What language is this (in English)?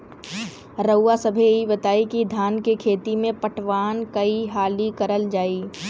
Bhojpuri